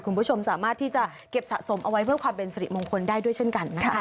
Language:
Thai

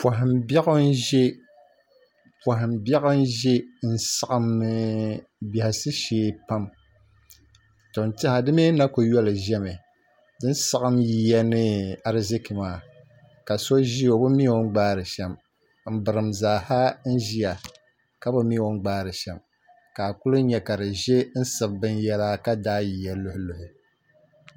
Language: Dagbani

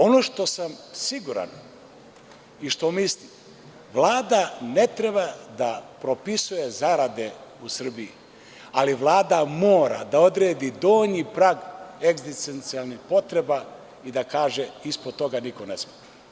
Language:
Serbian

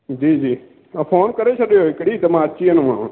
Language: Sindhi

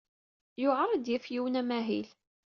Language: Kabyle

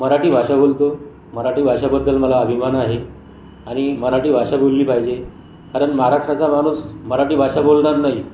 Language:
Marathi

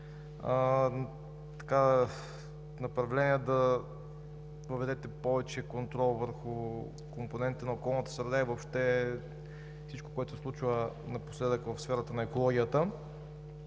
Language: Bulgarian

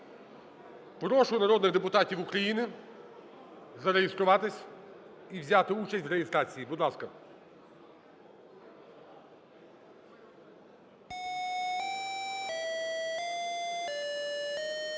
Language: Ukrainian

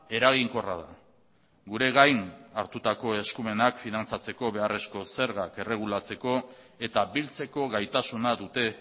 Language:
Basque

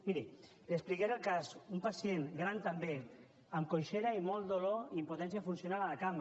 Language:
Catalan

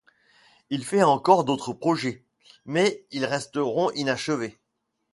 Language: French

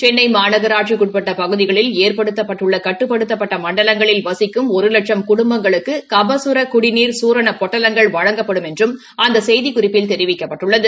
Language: Tamil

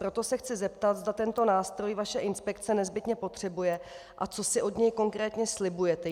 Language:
Czech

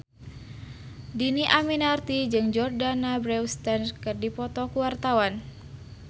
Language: Sundanese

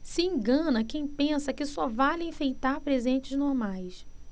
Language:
Portuguese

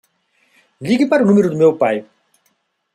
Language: Portuguese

